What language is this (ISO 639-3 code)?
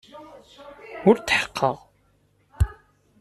kab